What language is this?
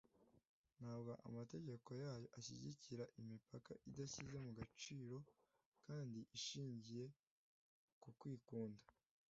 Kinyarwanda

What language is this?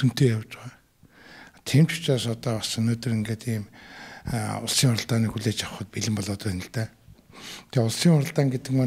Arabic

